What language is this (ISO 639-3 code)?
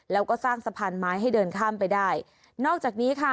tha